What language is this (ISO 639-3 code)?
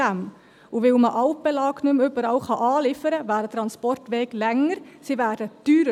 gsw